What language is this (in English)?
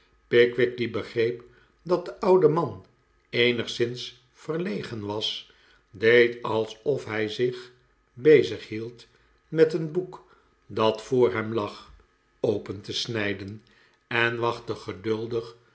Dutch